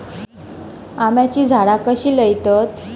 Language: Marathi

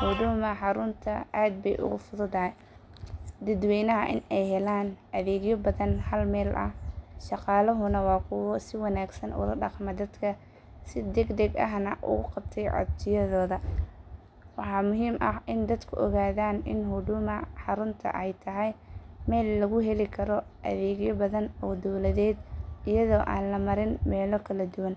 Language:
Somali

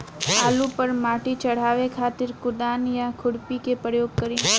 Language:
Bhojpuri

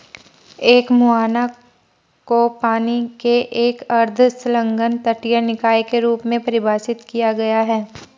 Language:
Hindi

